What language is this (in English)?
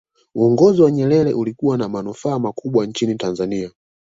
Swahili